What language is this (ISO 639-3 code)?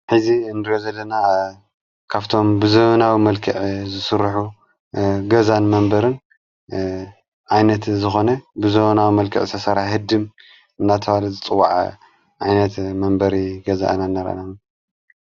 tir